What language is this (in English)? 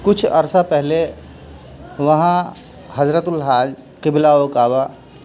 Urdu